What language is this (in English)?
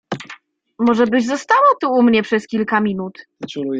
Polish